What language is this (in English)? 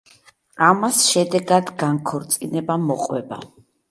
Georgian